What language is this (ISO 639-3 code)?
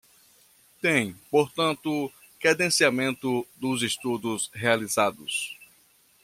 por